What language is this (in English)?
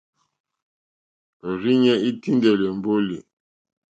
Mokpwe